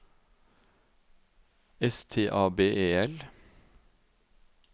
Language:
Norwegian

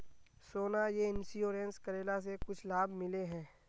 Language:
Magahi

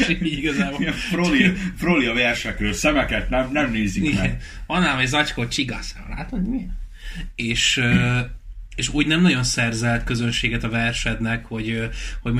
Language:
Hungarian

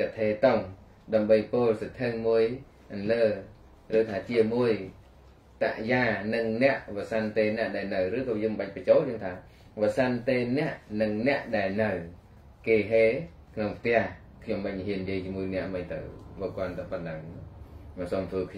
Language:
Vietnamese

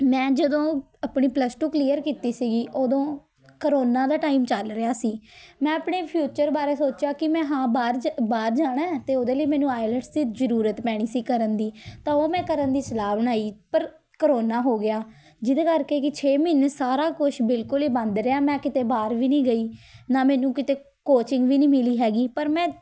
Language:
Punjabi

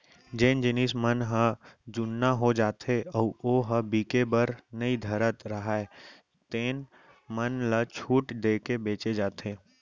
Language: Chhattisgarhi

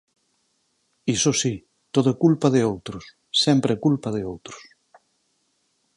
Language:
Galician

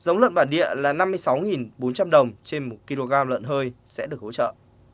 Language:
Vietnamese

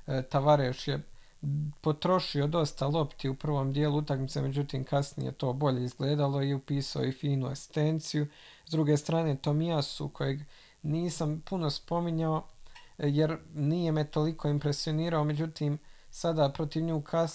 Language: Croatian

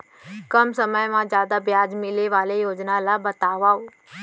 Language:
Chhattisgarhi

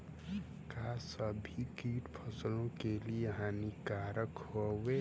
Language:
Bhojpuri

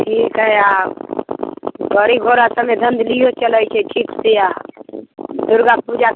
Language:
Maithili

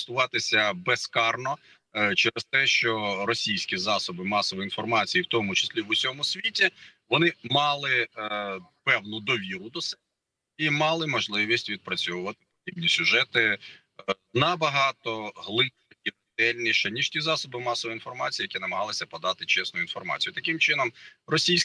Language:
Ukrainian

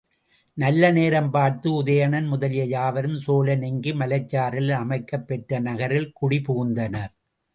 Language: Tamil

